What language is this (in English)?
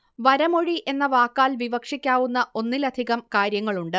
Malayalam